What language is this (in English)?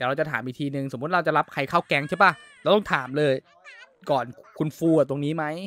Thai